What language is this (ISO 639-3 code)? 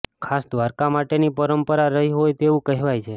guj